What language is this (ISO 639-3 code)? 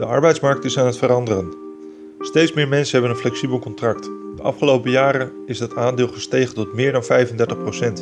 nld